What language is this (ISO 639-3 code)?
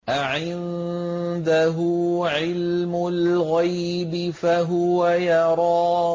ara